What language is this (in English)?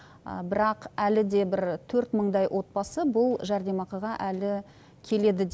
Kazakh